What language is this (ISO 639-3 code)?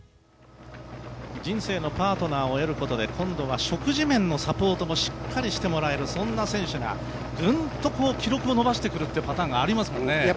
jpn